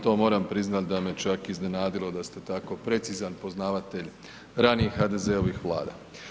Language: Croatian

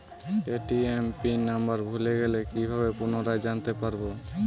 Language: Bangla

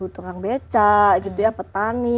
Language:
Indonesian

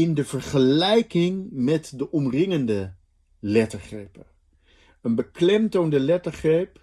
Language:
Dutch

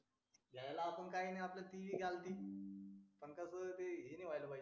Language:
Marathi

